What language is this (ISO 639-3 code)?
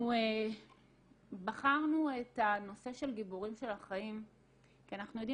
heb